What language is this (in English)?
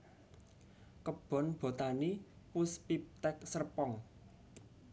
Javanese